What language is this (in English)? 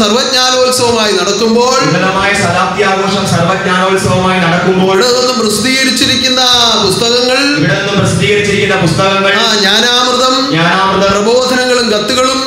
Arabic